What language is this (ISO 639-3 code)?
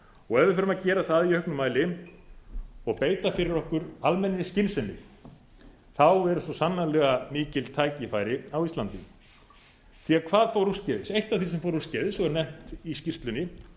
isl